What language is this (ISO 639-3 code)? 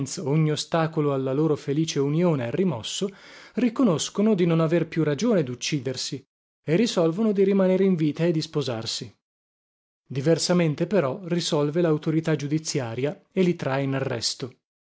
ita